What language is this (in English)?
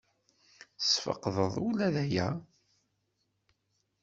Kabyle